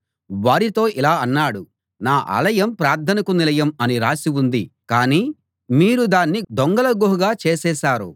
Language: Telugu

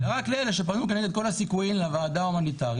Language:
Hebrew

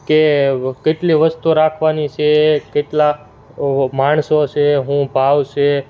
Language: Gujarati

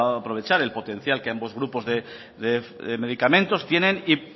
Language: Spanish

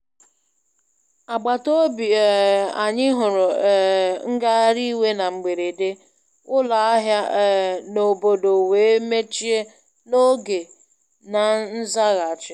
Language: Igbo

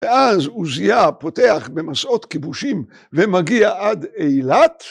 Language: Hebrew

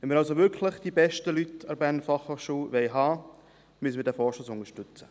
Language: Swiss German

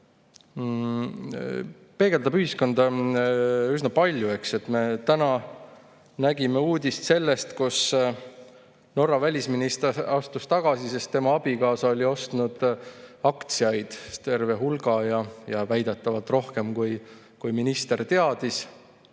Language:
Estonian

